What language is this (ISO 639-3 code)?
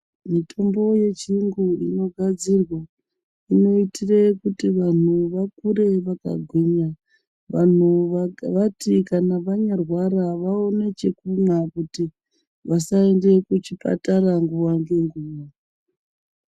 ndc